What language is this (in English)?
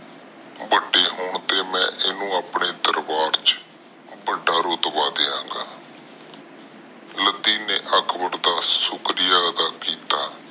Punjabi